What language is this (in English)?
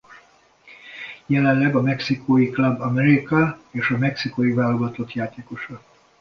Hungarian